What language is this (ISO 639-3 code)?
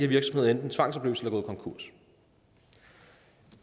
dan